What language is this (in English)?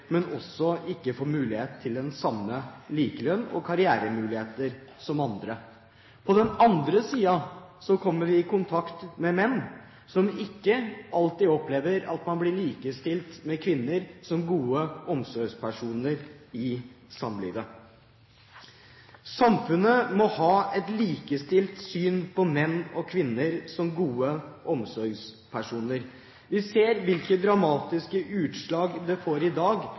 Norwegian Bokmål